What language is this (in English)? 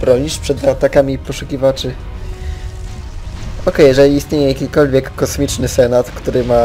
Polish